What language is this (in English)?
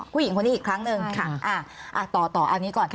Thai